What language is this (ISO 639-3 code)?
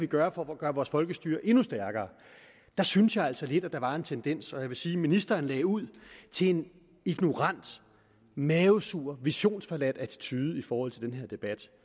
dan